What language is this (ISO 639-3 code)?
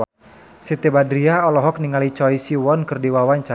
sun